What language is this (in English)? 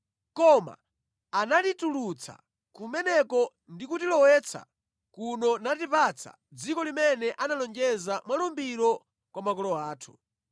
Nyanja